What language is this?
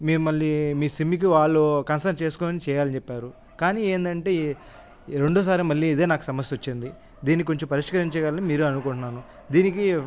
Telugu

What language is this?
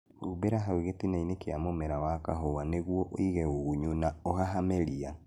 Kikuyu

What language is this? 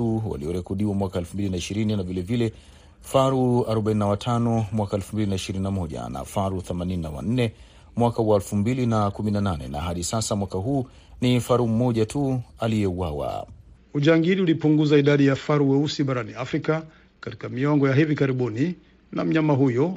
Swahili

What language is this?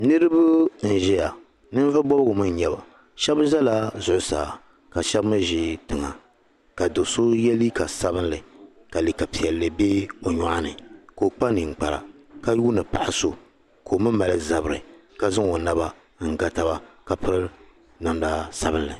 Dagbani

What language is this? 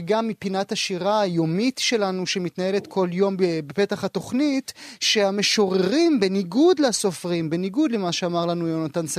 Hebrew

